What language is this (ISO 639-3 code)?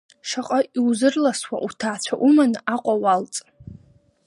abk